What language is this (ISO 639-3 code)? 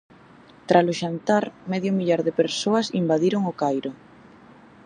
glg